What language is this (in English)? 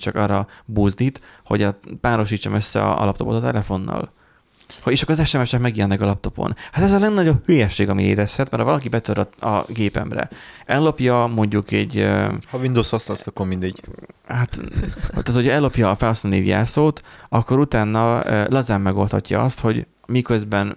Hungarian